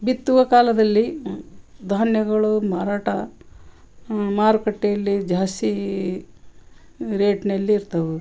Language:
Kannada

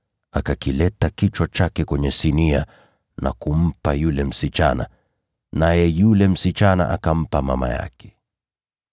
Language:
Swahili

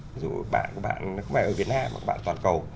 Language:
Vietnamese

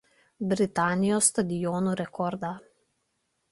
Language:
Lithuanian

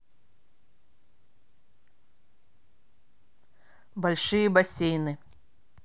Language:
Russian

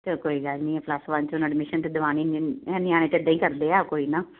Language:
Punjabi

